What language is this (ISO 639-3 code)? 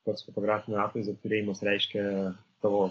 lit